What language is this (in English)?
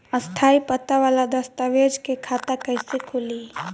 Bhojpuri